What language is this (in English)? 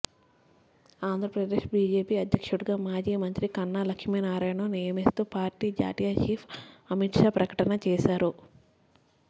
Telugu